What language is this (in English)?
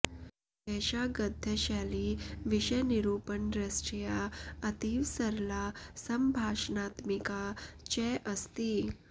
Sanskrit